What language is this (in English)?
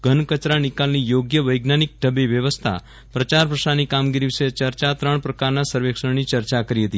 Gujarati